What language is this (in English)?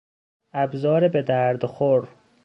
Persian